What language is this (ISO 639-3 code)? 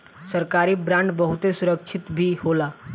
bho